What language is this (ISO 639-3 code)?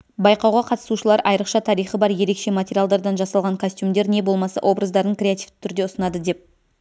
kaz